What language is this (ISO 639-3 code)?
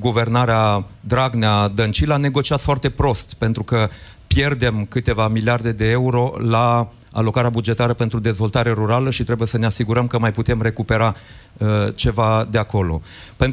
ron